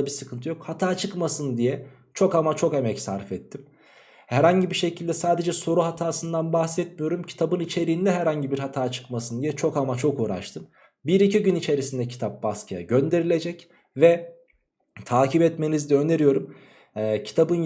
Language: Turkish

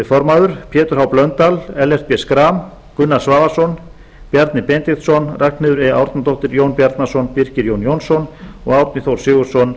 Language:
Icelandic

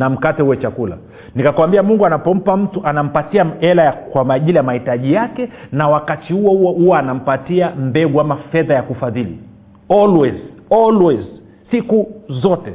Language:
Swahili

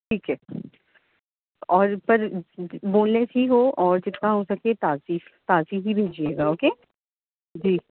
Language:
Urdu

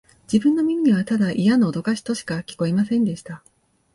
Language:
Japanese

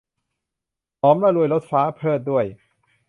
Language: Thai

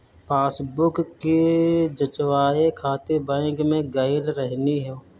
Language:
Bhojpuri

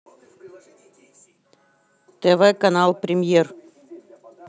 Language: Russian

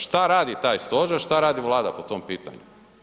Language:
Croatian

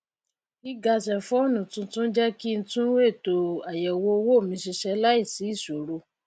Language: Yoruba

